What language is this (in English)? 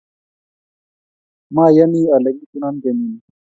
Kalenjin